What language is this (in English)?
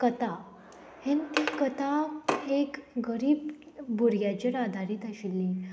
Konkani